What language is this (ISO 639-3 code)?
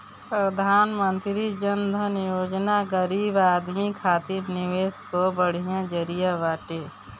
bho